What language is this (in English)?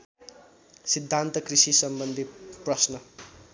Nepali